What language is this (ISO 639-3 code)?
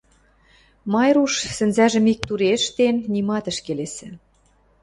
mrj